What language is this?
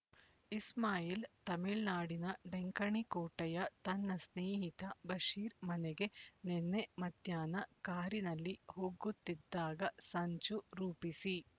Kannada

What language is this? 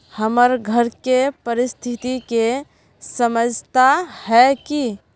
Magahi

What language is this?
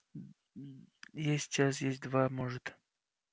Russian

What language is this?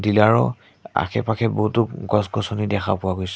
Assamese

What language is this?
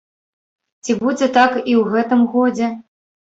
Belarusian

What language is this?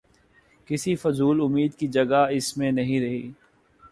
Urdu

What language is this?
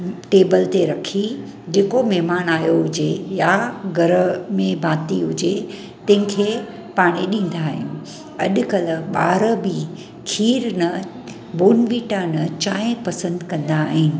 Sindhi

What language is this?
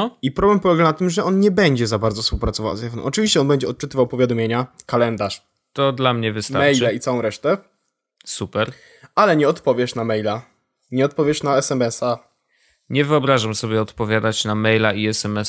Polish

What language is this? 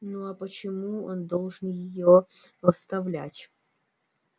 Russian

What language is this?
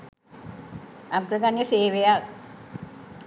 Sinhala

